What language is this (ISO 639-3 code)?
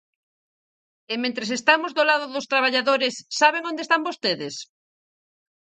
glg